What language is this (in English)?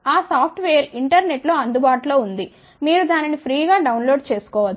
Telugu